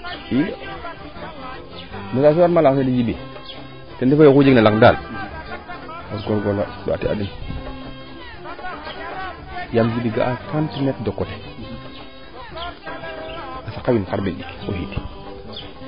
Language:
Serer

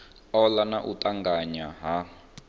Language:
Venda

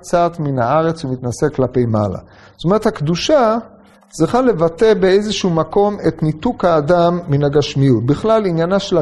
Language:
Hebrew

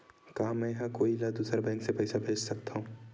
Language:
Chhattisgarhi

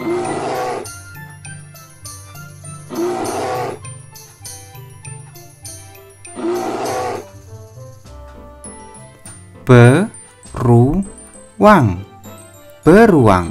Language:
Indonesian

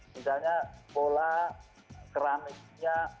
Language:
Indonesian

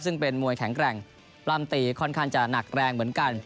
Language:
Thai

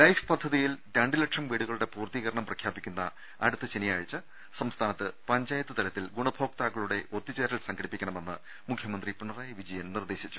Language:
Malayalam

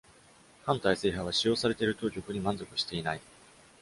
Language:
Japanese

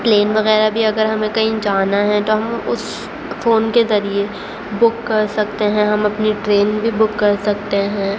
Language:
Urdu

